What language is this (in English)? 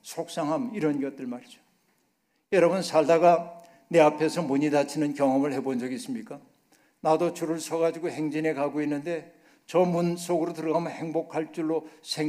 Korean